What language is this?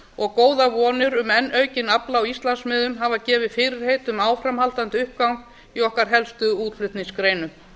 Icelandic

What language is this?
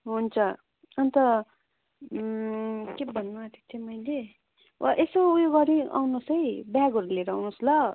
Nepali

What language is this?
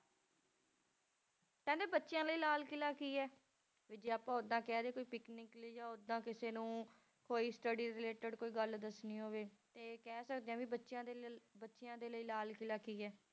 Punjabi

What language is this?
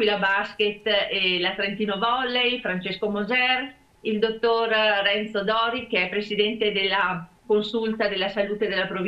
Italian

